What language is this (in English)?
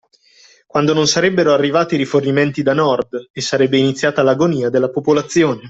Italian